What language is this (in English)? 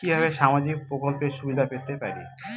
Bangla